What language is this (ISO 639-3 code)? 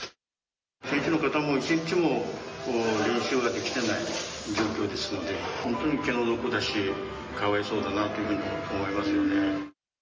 jpn